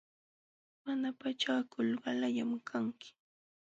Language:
Jauja Wanca Quechua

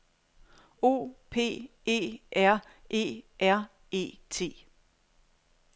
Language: Danish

